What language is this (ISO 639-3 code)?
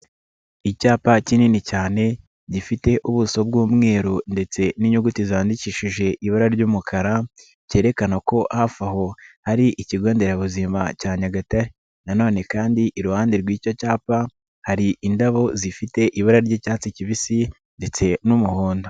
kin